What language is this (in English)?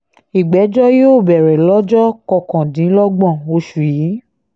Yoruba